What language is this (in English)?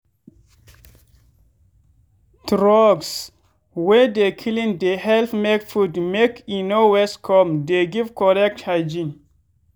Nigerian Pidgin